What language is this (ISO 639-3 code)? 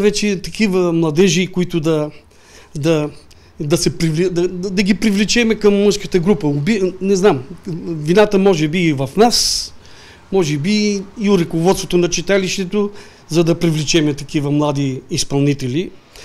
bul